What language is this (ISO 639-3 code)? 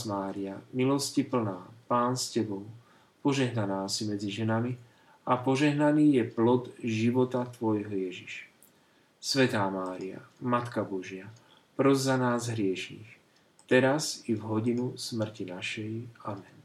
slk